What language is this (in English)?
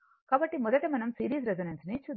Telugu